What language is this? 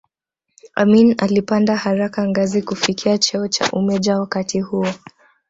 Swahili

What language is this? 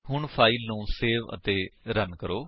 Punjabi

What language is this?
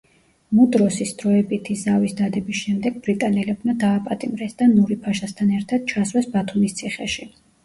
Georgian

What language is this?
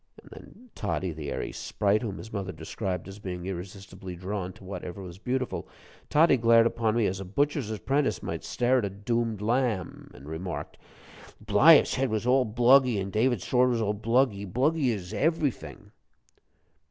English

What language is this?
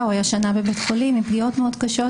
Hebrew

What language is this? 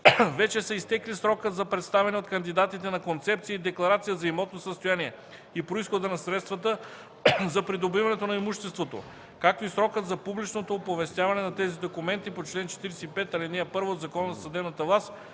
Bulgarian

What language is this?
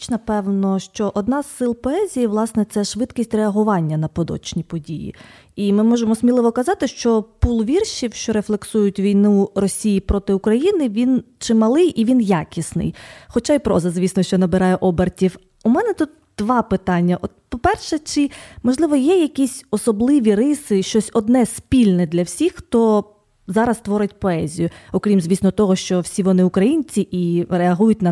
Ukrainian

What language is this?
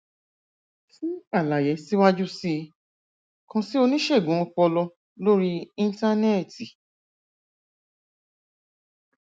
Yoruba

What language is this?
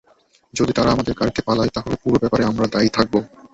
Bangla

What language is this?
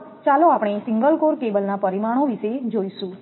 Gujarati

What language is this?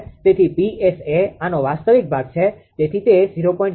Gujarati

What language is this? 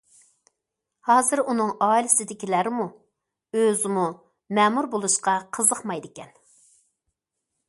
Uyghur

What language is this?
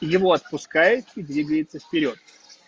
Russian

